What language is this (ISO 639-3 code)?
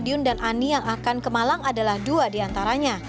ind